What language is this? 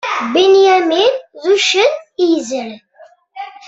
Kabyle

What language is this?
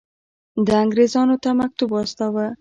Pashto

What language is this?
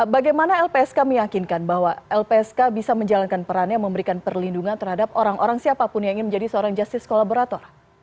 Indonesian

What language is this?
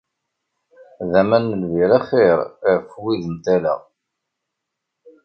Kabyle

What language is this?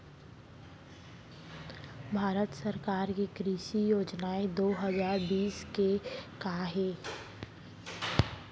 Chhattisgarhi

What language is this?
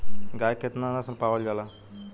Bhojpuri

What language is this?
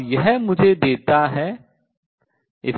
Hindi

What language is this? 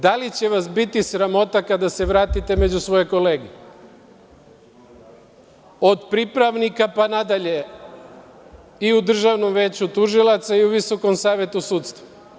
Serbian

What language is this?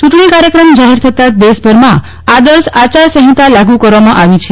Gujarati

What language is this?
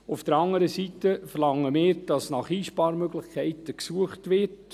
Swiss German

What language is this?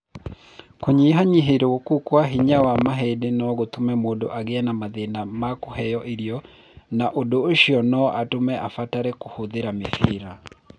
Kikuyu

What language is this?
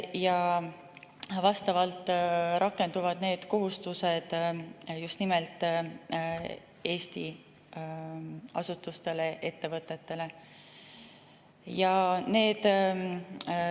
Estonian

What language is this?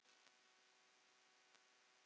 Icelandic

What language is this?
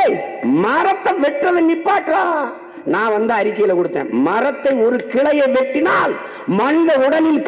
Tamil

